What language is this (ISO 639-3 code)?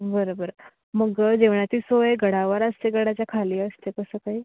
mar